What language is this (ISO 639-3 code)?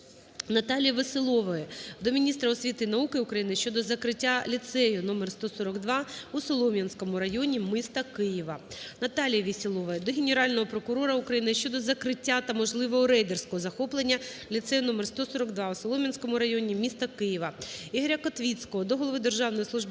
ukr